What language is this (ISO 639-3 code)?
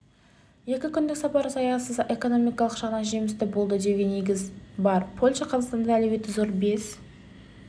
kaz